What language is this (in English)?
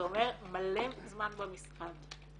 Hebrew